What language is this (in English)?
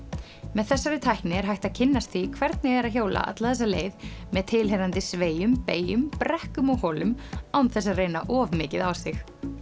Icelandic